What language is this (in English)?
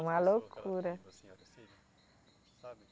Portuguese